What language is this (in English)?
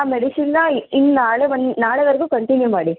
Kannada